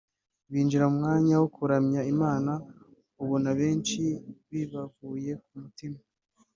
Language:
Kinyarwanda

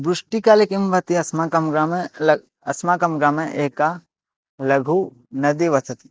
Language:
Sanskrit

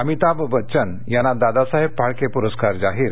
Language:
Marathi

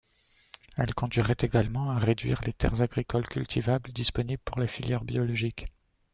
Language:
French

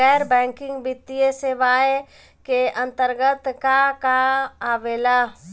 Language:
Bhojpuri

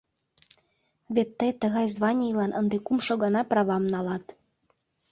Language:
Mari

